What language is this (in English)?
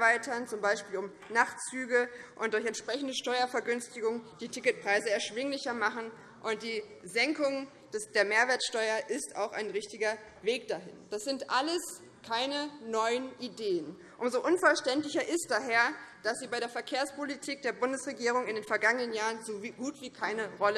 German